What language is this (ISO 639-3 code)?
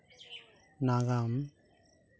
sat